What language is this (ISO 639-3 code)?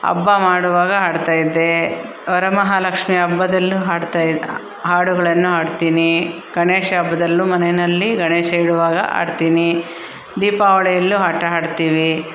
kan